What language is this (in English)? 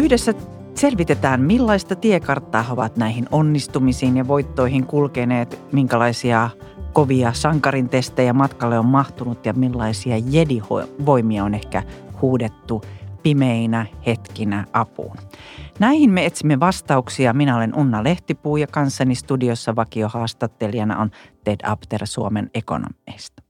Finnish